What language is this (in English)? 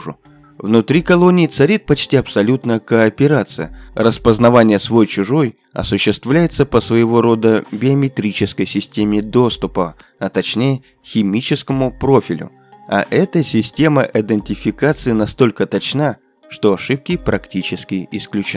Russian